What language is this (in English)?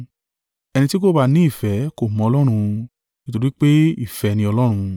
Yoruba